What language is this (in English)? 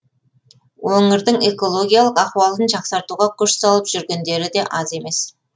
Kazakh